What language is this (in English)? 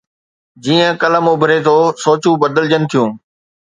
Sindhi